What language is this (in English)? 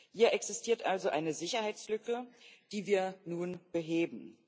German